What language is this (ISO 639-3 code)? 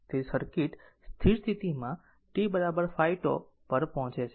guj